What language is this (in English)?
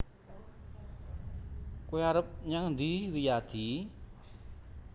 Javanese